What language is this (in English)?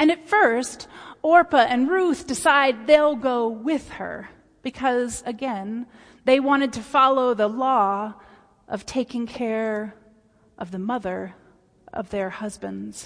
English